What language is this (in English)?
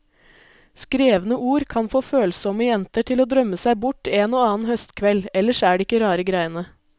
Norwegian